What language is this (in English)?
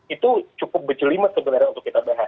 Indonesian